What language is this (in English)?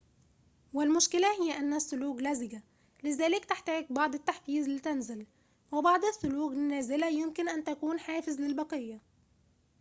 Arabic